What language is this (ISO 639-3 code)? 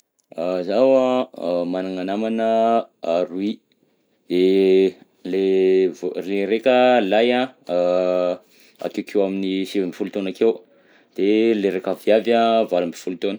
bzc